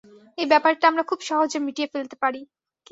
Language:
Bangla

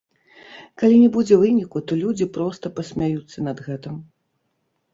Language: Belarusian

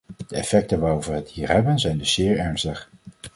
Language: Dutch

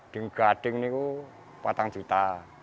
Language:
Indonesian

